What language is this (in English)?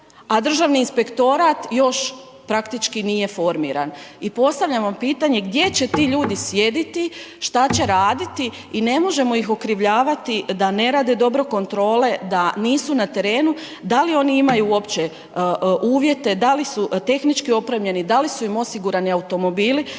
Croatian